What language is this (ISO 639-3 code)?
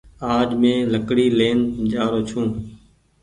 gig